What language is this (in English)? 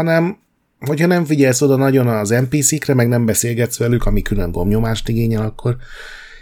Hungarian